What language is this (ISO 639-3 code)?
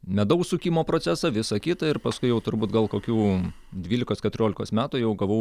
lit